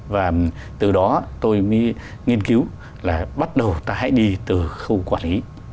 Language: Vietnamese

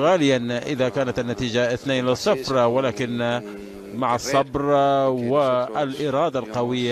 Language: Arabic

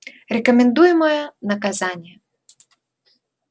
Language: Russian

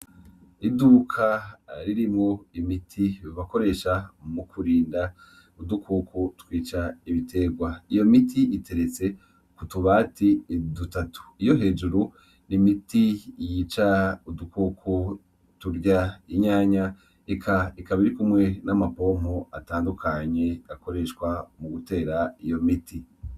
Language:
Rundi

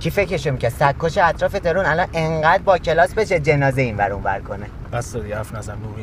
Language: Persian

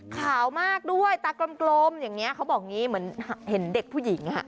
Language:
Thai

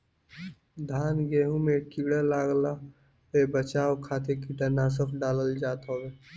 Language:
Bhojpuri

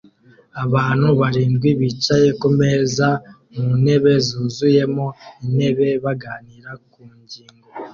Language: Kinyarwanda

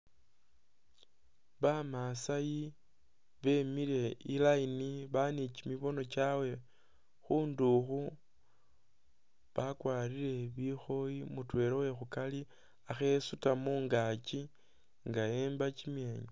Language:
Masaaba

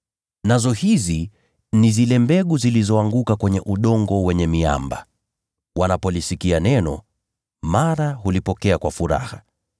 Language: Swahili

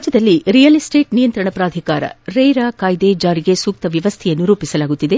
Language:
Kannada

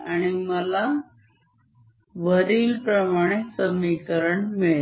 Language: Marathi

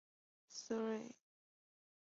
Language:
Chinese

